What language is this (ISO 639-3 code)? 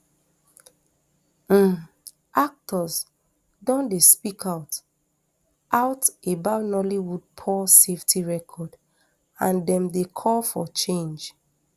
pcm